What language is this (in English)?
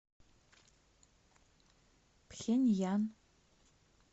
Russian